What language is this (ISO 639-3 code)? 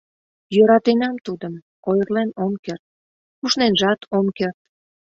chm